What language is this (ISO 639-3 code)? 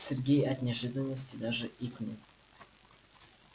rus